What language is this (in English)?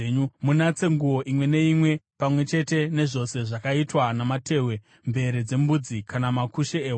Shona